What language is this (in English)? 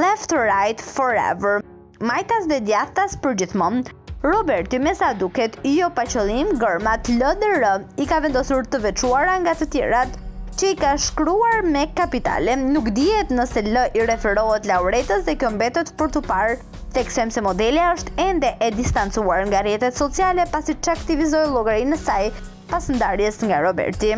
Romanian